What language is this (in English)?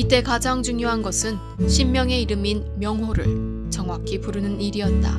Korean